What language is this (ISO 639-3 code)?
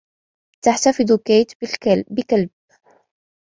ara